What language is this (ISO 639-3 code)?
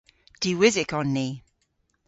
cor